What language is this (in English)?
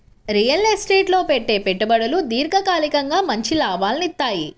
Telugu